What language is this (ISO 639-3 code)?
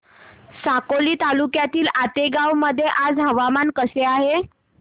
mar